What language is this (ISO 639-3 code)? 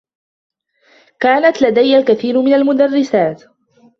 ara